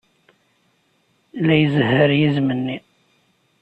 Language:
Kabyle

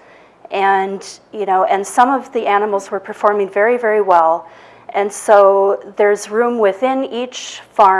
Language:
English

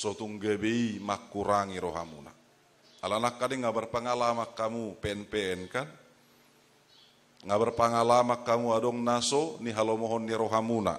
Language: Indonesian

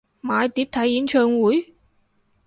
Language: Cantonese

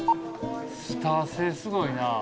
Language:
Japanese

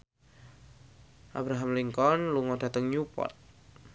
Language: Javanese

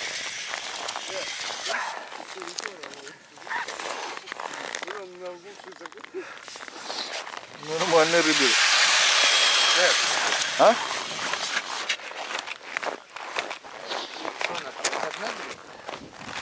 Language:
Russian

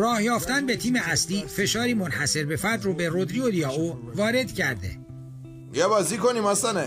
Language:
Persian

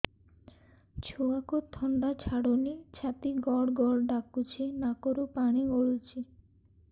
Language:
Odia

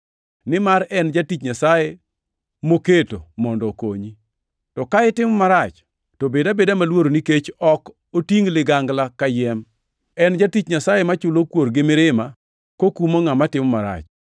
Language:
Luo (Kenya and Tanzania)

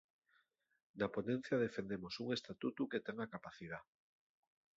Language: Asturian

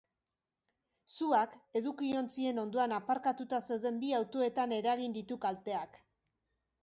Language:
Basque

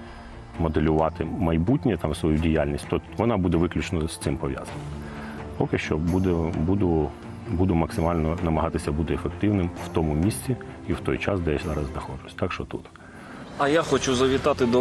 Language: Ukrainian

